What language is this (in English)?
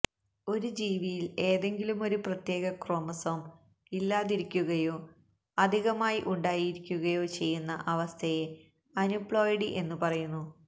Malayalam